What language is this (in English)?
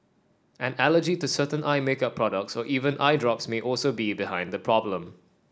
English